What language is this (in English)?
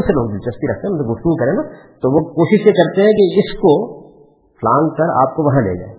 Urdu